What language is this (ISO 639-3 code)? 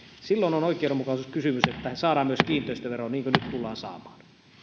fin